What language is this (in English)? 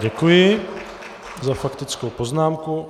Czech